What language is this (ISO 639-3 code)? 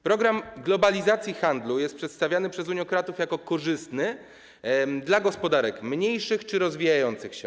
pol